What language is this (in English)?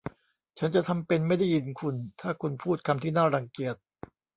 Thai